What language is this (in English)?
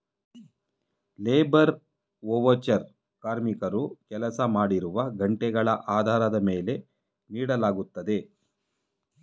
Kannada